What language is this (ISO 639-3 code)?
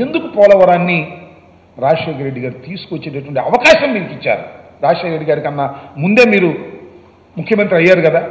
tel